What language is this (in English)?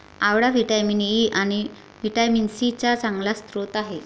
Marathi